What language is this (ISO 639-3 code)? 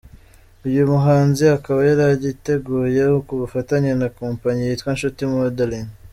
kin